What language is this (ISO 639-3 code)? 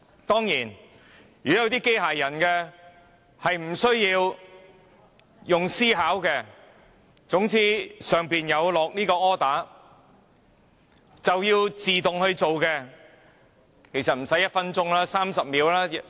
yue